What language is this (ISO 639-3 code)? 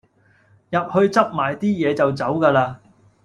yue